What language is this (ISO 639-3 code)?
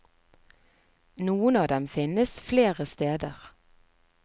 nor